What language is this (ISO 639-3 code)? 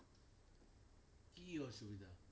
ben